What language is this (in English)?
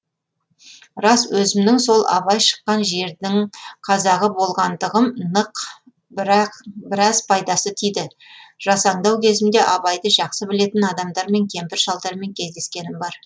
Kazakh